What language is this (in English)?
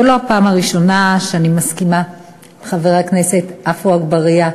Hebrew